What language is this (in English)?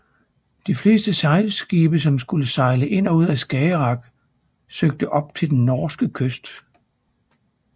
Danish